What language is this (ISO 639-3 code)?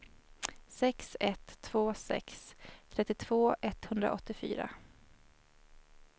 swe